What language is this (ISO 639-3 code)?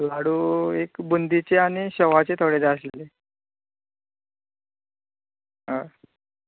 kok